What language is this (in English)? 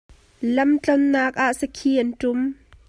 Hakha Chin